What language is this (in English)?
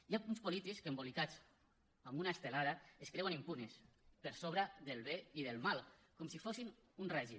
Catalan